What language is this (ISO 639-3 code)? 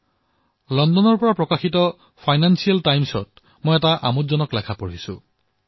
asm